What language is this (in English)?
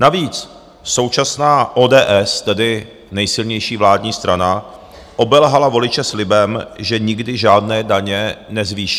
Czech